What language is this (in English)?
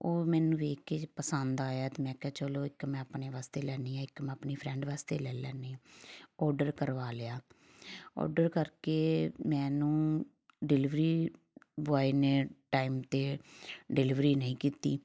Punjabi